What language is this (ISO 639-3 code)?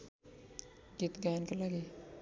nep